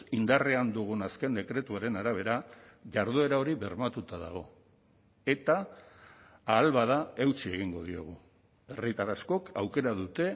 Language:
Basque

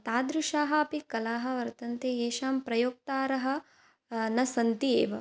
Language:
Sanskrit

